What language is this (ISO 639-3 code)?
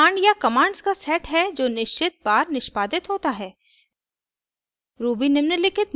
hin